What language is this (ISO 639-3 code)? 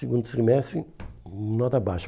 por